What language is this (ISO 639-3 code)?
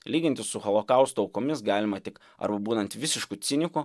lit